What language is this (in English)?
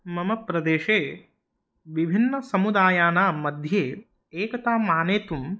Sanskrit